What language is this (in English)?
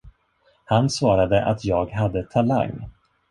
Swedish